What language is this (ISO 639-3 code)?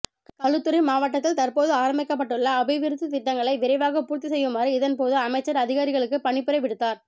tam